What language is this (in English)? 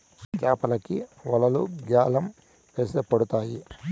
Telugu